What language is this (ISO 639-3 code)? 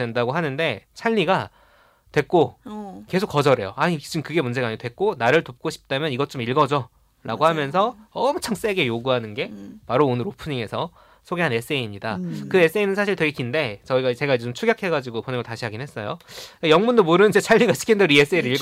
kor